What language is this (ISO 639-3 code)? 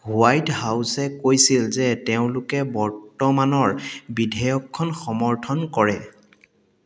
asm